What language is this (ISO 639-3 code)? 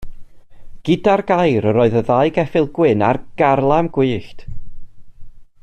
cym